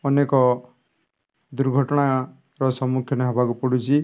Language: Odia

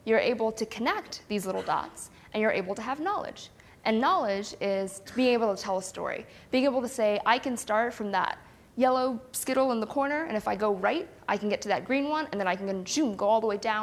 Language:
English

